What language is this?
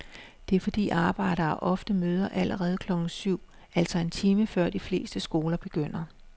Danish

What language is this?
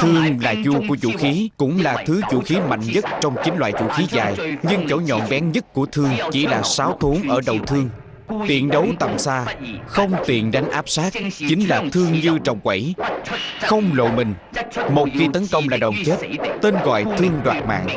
Vietnamese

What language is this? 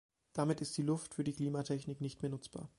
German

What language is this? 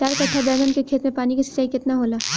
Bhojpuri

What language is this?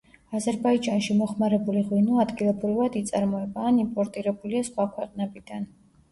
Georgian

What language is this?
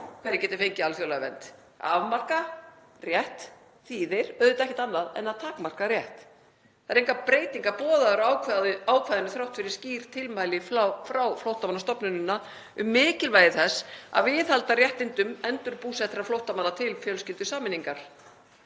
Icelandic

